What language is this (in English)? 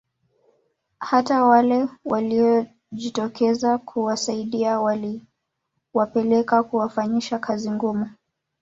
Swahili